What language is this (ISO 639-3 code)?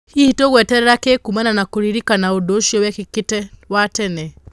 kik